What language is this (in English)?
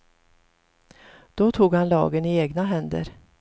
Swedish